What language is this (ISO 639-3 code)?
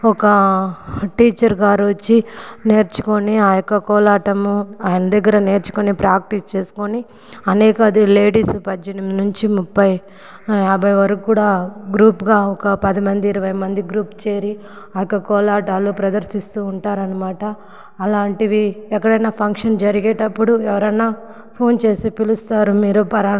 tel